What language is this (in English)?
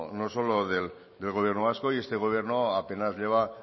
Spanish